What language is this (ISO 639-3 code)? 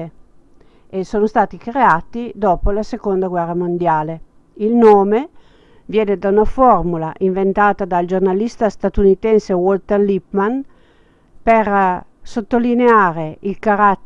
ita